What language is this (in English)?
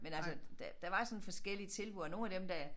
Danish